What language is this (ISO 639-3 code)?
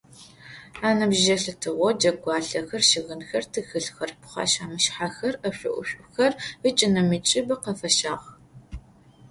ady